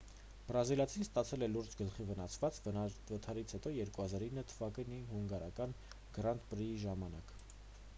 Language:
Armenian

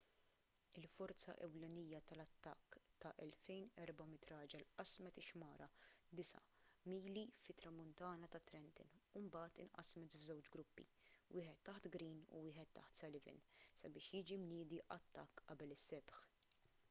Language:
Maltese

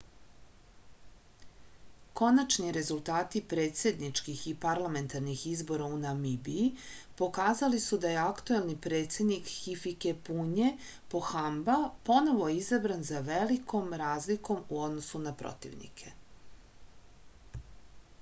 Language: Serbian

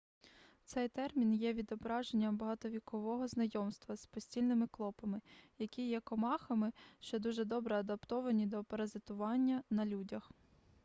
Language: Ukrainian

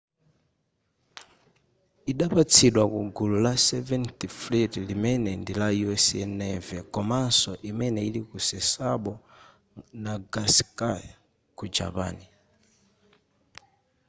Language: Nyanja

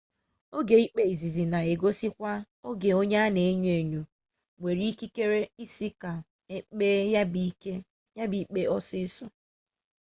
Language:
Igbo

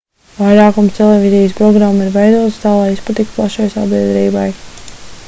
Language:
Latvian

